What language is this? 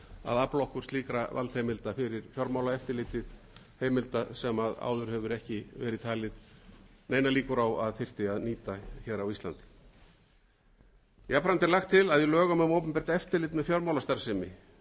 Icelandic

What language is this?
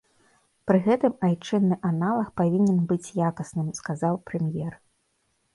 Belarusian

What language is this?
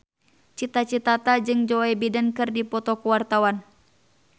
Sundanese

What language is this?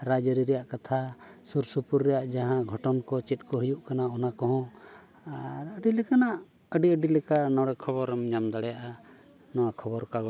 Santali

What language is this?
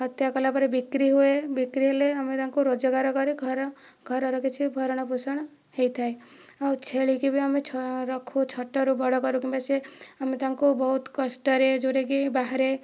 Odia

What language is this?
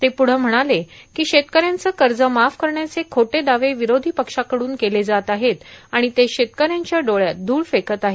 Marathi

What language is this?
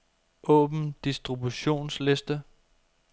Danish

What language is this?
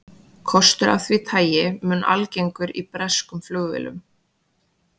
Icelandic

